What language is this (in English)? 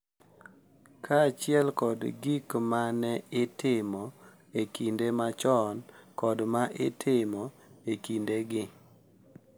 Luo (Kenya and Tanzania)